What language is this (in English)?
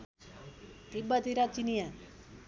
Nepali